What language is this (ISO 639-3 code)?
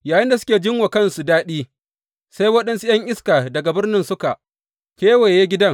hau